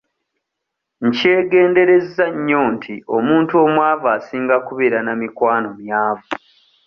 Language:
Ganda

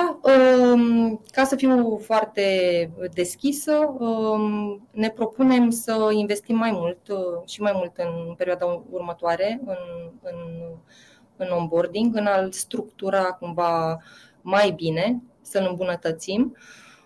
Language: Romanian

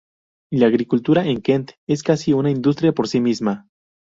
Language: Spanish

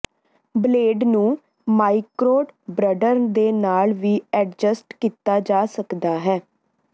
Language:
Punjabi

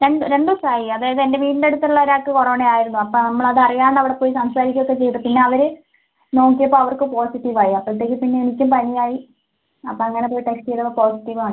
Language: Malayalam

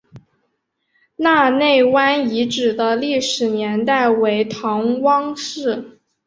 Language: Chinese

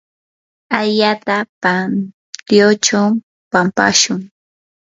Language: Yanahuanca Pasco Quechua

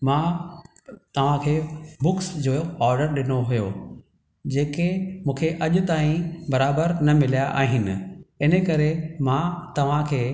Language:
Sindhi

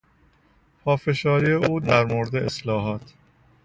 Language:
Persian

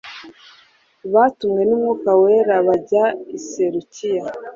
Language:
Kinyarwanda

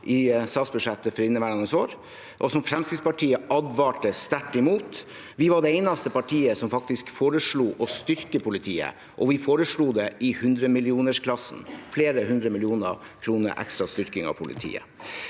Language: Norwegian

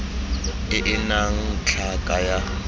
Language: Tswana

